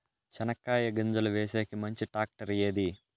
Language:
Telugu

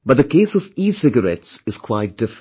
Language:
English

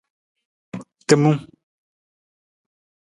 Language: Nawdm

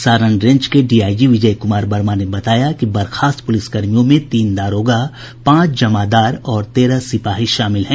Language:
Hindi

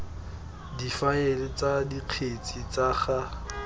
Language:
Tswana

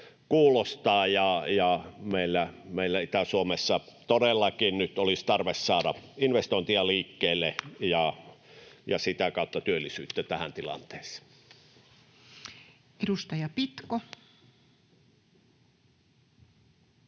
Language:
Finnish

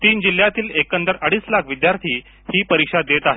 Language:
Marathi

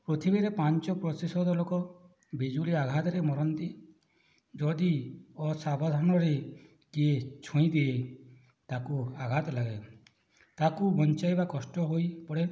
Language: Odia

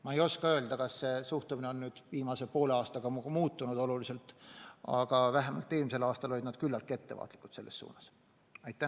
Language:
Estonian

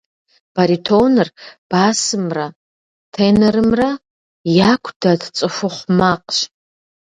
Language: Kabardian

